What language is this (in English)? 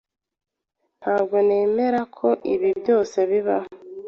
Kinyarwanda